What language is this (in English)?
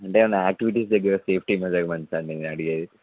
Telugu